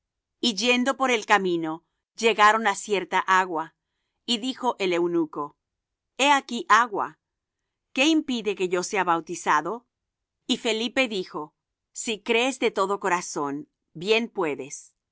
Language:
Spanish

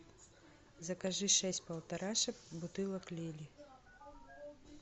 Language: Russian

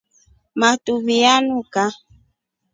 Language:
Rombo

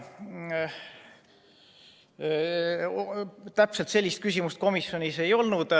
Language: Estonian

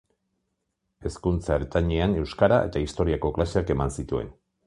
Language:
Basque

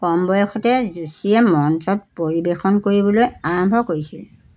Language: Assamese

